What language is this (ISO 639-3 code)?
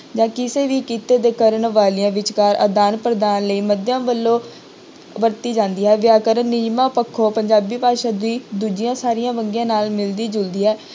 pan